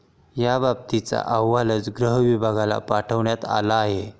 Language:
Marathi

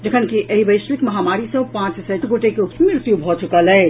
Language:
Maithili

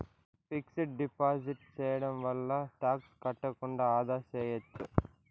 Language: Telugu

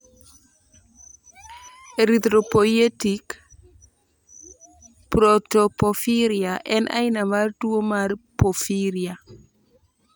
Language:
Luo (Kenya and Tanzania)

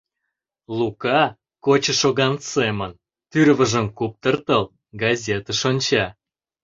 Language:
Mari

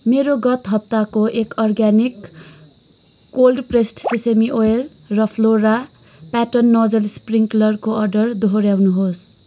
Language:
Nepali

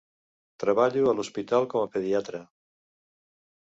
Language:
Catalan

